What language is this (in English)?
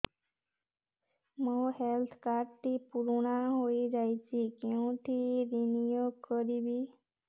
Odia